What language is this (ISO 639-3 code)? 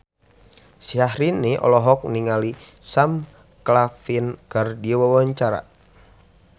sun